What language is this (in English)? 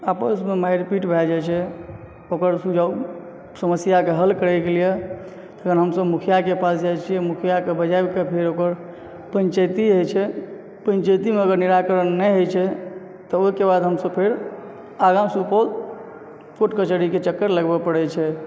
Maithili